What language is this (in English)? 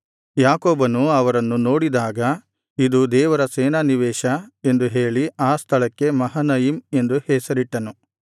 Kannada